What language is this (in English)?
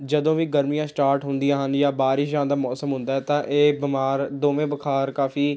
Punjabi